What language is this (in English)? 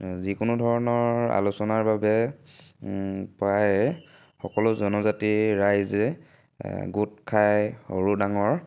Assamese